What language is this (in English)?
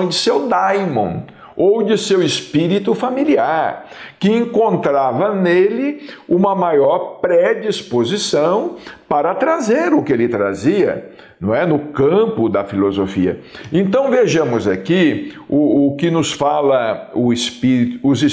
Portuguese